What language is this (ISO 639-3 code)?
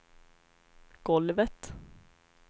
swe